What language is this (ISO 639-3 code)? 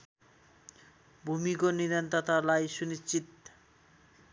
nep